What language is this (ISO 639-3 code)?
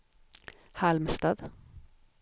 swe